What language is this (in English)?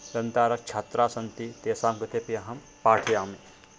Sanskrit